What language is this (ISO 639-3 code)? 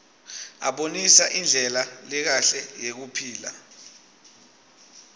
ssw